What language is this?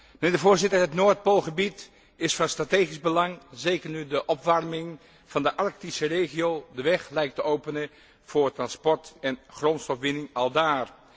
Dutch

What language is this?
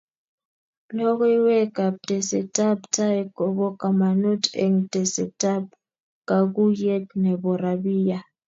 Kalenjin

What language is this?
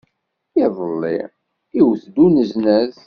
Kabyle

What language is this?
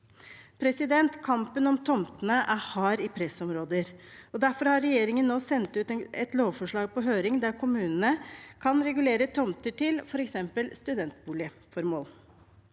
Norwegian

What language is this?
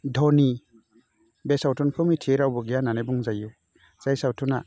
Bodo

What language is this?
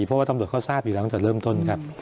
Thai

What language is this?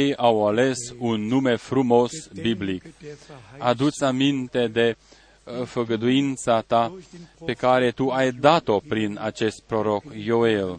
Romanian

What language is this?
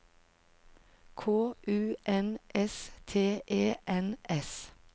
Norwegian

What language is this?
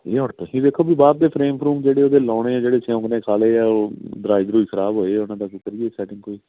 Punjabi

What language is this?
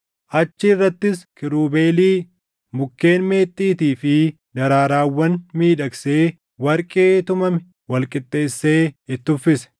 Oromo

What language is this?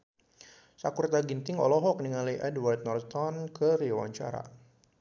Sundanese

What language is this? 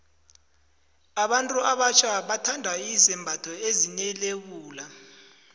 South Ndebele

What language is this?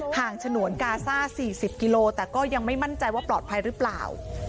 Thai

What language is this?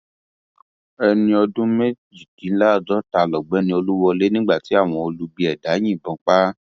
Yoruba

